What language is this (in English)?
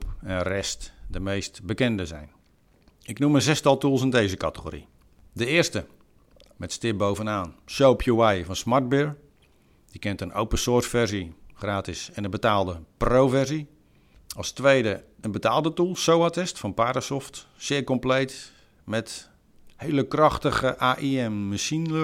Dutch